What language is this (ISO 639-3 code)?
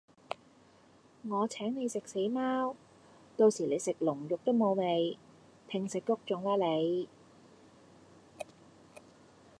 yue